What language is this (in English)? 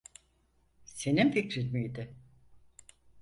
Turkish